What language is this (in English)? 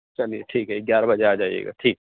Urdu